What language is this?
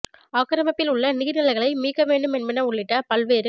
Tamil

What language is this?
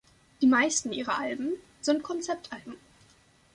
German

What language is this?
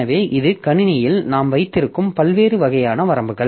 Tamil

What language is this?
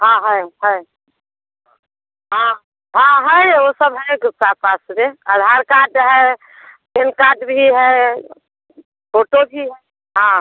Hindi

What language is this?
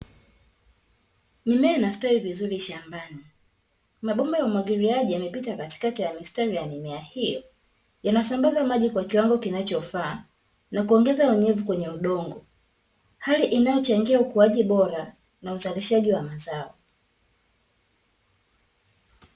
Swahili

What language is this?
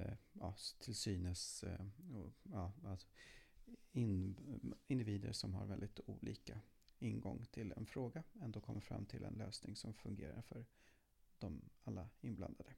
Swedish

